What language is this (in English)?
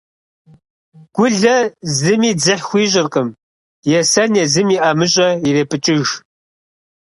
Kabardian